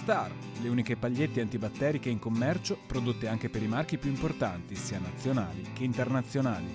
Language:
Italian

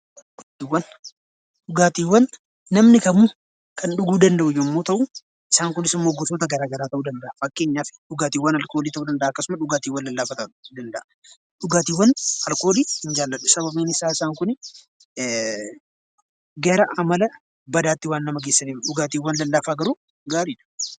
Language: Oromo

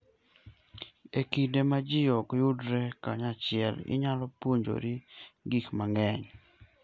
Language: Luo (Kenya and Tanzania)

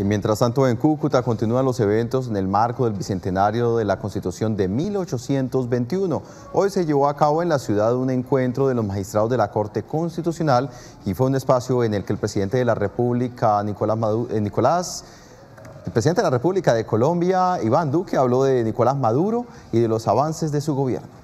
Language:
Spanish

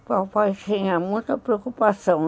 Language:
Portuguese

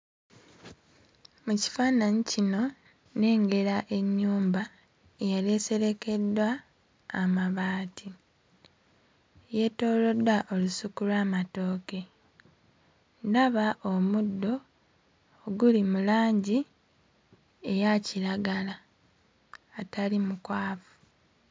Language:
Ganda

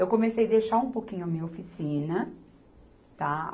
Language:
Portuguese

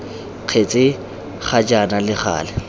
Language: Tswana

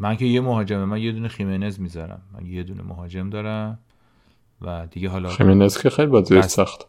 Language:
Persian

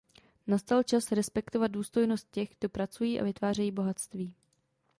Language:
Czech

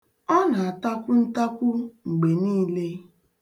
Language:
Igbo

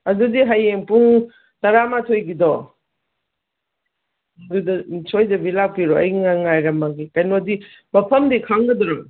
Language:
Manipuri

